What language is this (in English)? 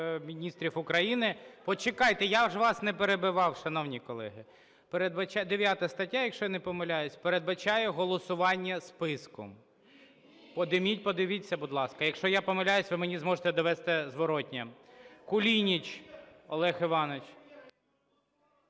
Ukrainian